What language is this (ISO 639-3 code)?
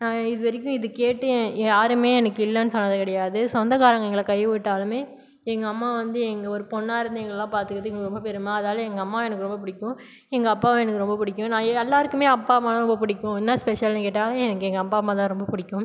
tam